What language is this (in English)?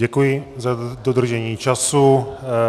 Czech